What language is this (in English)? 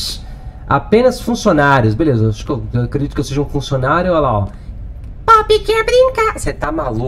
Portuguese